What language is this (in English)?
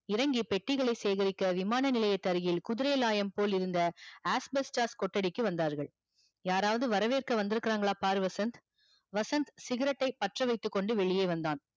Tamil